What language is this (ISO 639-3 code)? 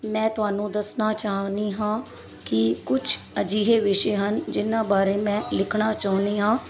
pan